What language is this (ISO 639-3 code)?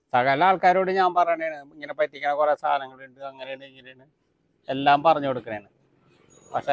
mal